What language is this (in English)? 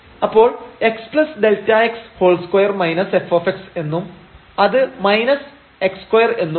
Malayalam